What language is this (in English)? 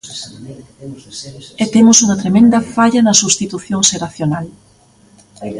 Galician